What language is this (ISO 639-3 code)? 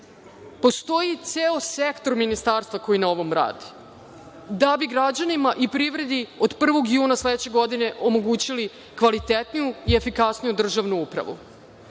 srp